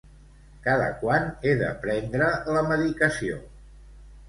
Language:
Catalan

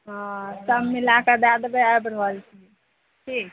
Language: Maithili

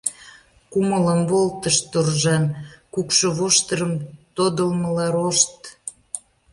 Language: Mari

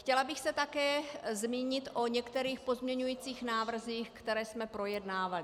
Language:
Czech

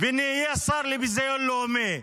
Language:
Hebrew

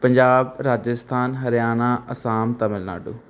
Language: Punjabi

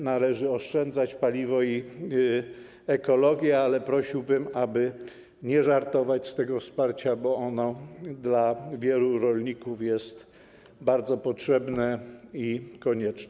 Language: Polish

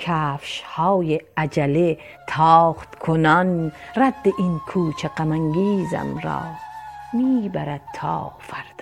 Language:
Persian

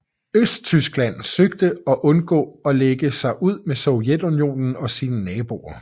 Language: Danish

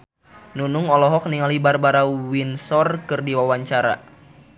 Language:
Sundanese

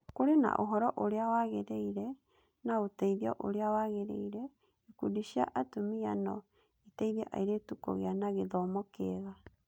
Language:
Kikuyu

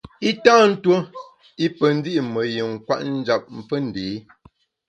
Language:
Bamun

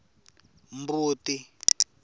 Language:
Tsonga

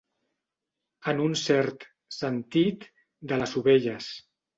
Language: Catalan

